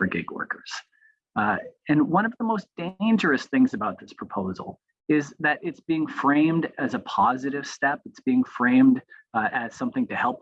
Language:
English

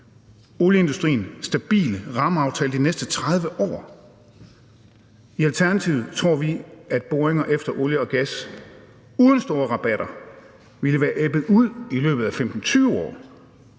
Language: Danish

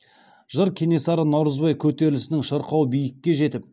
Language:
Kazakh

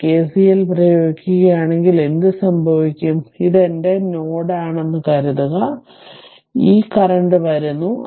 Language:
Malayalam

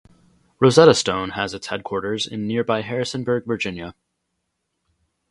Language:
English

